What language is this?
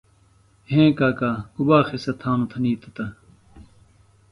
Phalura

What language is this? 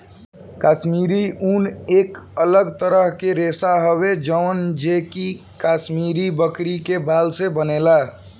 Bhojpuri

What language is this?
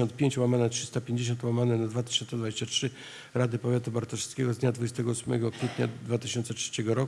Polish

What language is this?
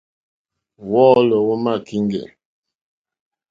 Mokpwe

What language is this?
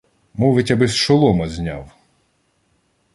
Ukrainian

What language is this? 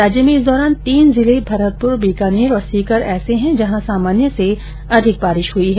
Hindi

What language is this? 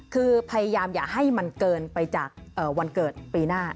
Thai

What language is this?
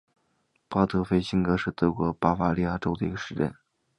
Chinese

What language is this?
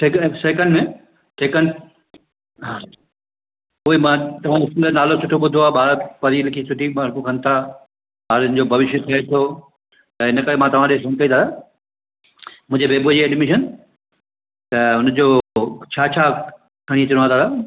Sindhi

